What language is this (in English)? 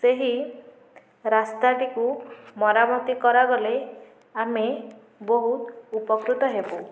Odia